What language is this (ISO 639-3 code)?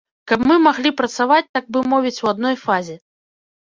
bel